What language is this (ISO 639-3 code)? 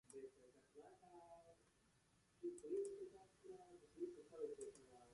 lav